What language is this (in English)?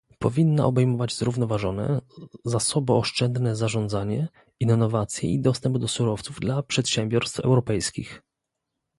Polish